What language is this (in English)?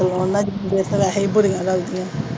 Punjabi